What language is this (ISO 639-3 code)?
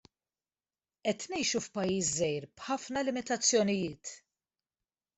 mlt